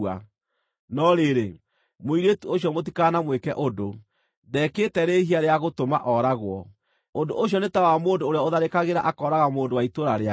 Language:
Kikuyu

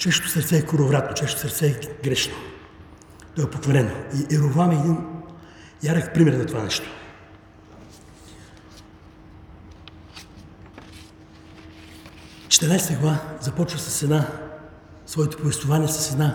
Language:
Bulgarian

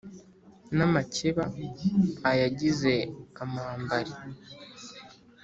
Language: Kinyarwanda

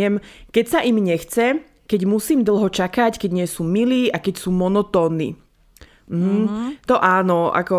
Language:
Slovak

